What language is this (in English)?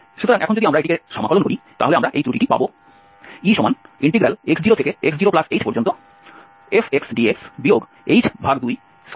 Bangla